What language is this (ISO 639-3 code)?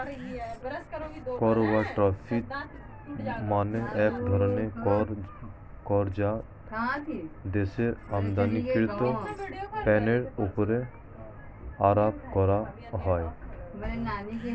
ben